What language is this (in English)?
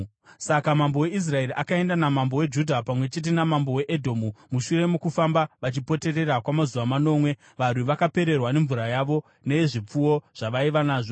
Shona